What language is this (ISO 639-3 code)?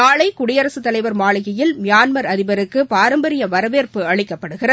tam